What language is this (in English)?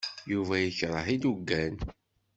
Kabyle